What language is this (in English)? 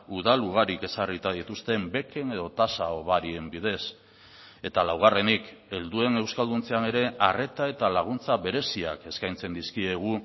Basque